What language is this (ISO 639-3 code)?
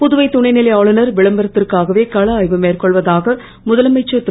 tam